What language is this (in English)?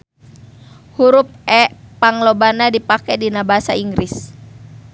Sundanese